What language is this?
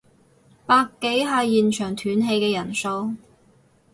Cantonese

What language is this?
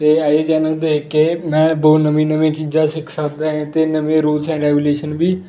Punjabi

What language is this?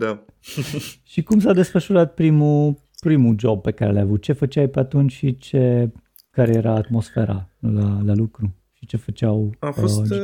Romanian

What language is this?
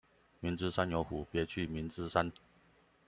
Chinese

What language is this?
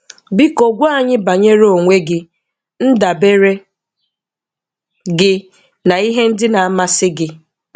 Igbo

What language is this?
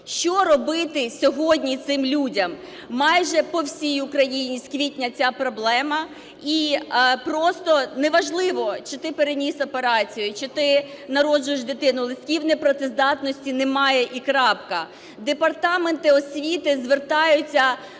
Ukrainian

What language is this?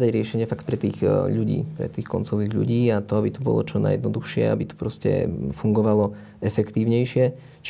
Slovak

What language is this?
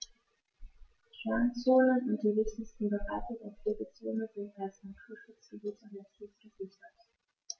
German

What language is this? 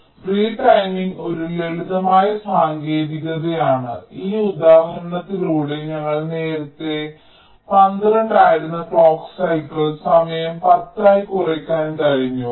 Malayalam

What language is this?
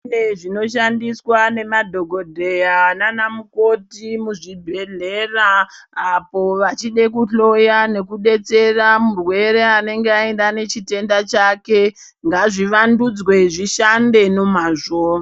Ndau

